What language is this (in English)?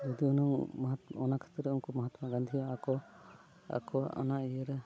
Santali